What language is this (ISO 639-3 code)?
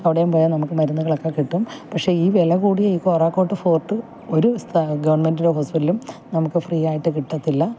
mal